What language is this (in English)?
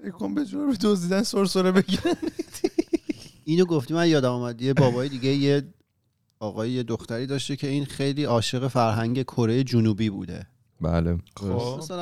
Persian